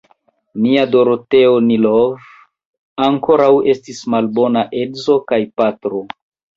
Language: Esperanto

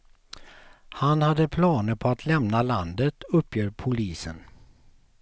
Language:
Swedish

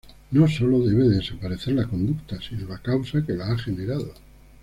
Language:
Spanish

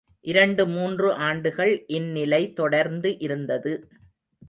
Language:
Tamil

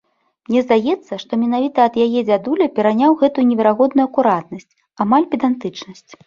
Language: Belarusian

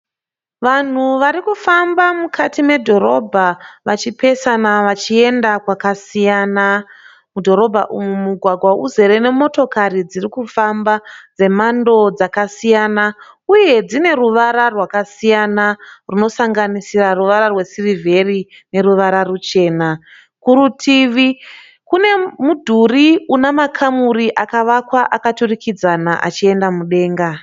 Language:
Shona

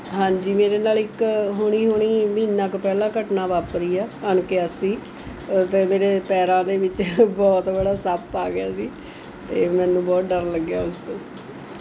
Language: Punjabi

